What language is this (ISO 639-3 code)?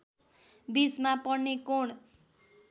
nep